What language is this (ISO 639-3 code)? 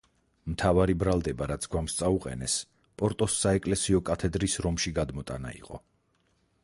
kat